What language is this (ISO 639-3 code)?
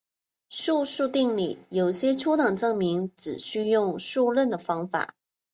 zho